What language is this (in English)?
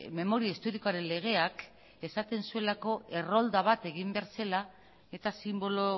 Basque